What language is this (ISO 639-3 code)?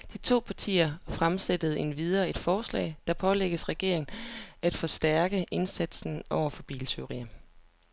dan